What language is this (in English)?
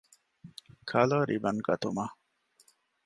Divehi